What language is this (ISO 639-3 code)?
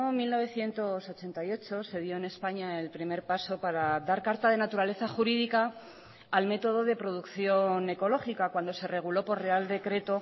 spa